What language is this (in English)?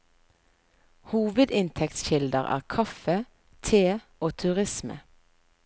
Norwegian